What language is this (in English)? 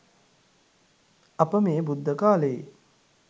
Sinhala